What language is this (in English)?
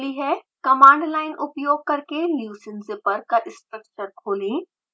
Hindi